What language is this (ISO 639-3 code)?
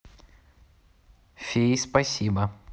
rus